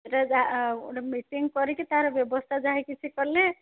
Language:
Odia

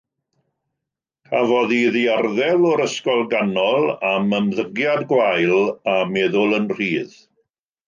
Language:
Welsh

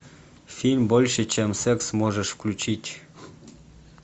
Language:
Russian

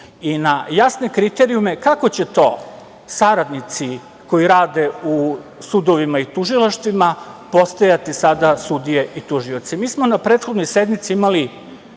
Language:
Serbian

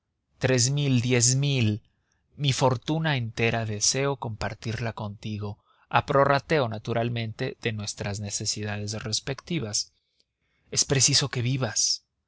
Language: Spanish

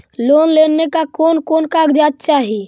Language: Magahi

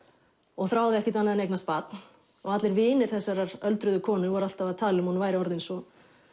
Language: Icelandic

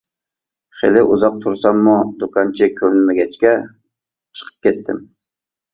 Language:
Uyghur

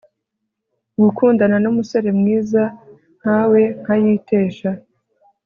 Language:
Kinyarwanda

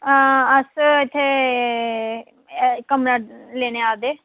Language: Dogri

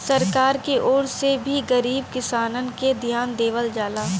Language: Bhojpuri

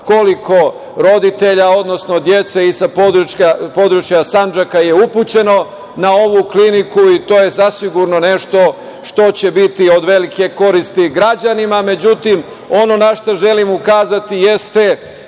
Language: Serbian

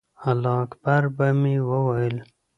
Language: Pashto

